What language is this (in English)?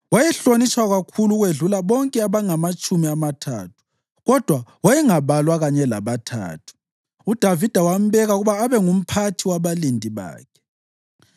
North Ndebele